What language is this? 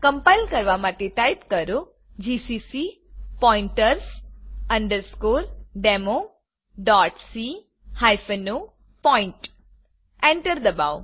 Gujarati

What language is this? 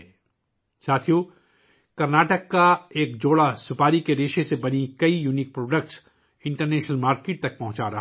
Urdu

